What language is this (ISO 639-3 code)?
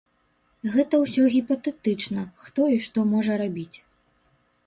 bel